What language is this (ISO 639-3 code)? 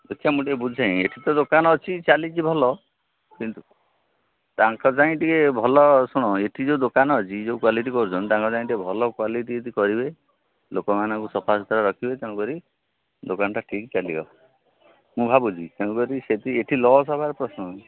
ori